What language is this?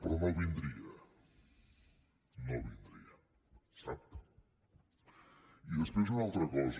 Catalan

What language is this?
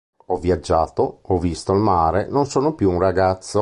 Italian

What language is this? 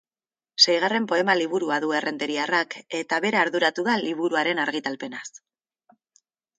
Basque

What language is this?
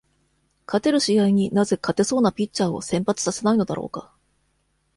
Japanese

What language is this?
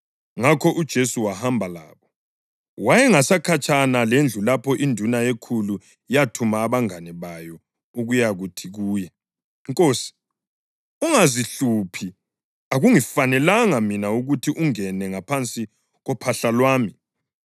North Ndebele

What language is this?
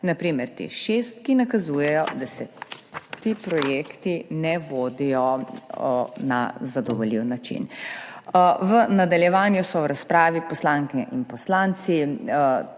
Slovenian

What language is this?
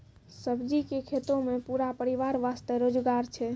Maithili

